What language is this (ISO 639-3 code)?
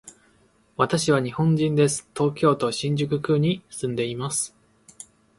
jpn